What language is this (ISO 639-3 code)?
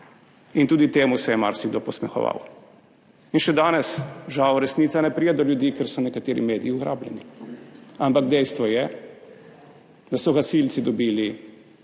slv